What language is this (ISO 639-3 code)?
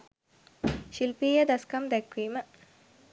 sin